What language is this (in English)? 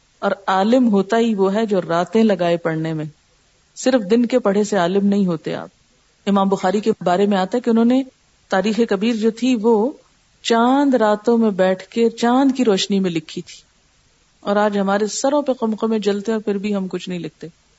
Urdu